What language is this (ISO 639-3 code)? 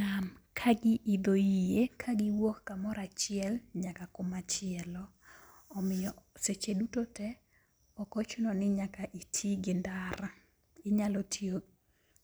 luo